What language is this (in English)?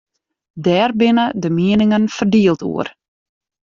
Western Frisian